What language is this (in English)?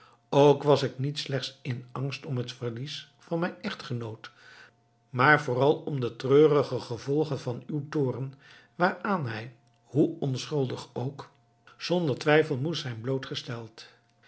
Dutch